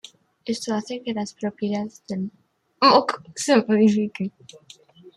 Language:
Spanish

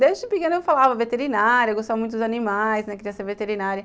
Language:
Portuguese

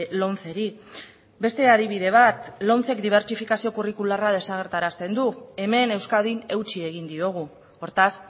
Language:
Basque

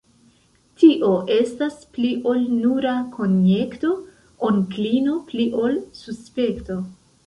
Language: Esperanto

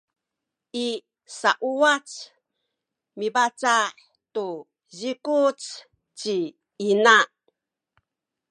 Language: Sakizaya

